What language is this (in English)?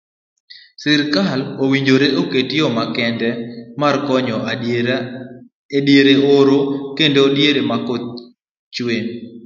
Luo (Kenya and Tanzania)